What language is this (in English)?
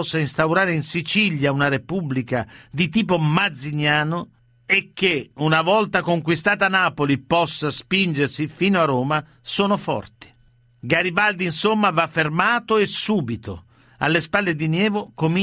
Italian